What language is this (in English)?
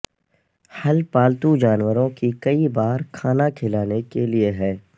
Urdu